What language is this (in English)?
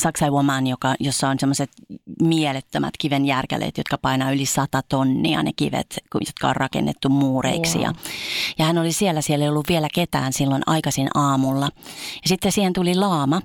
Finnish